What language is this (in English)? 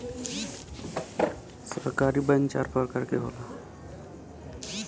Bhojpuri